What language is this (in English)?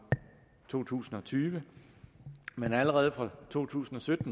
Danish